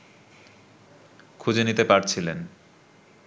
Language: Bangla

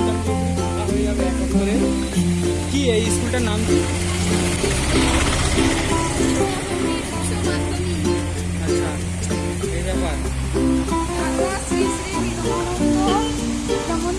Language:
Indonesian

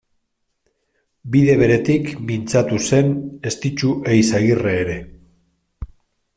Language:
Basque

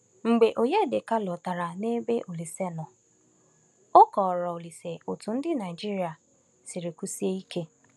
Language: Igbo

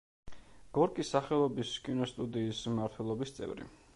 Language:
Georgian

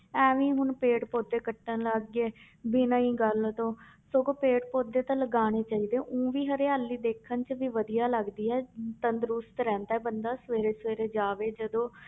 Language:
Punjabi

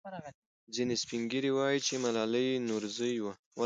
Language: Pashto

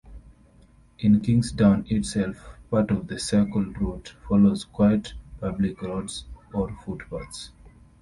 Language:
English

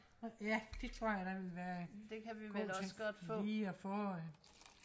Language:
Danish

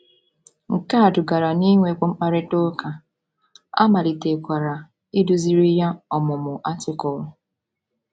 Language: Igbo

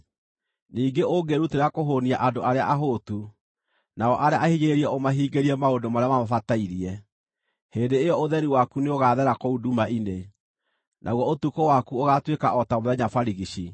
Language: Kikuyu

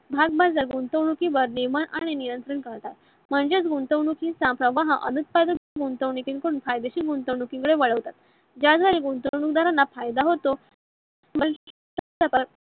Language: Marathi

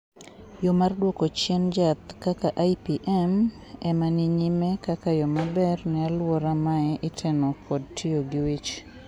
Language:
Luo (Kenya and Tanzania)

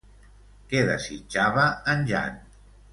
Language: Catalan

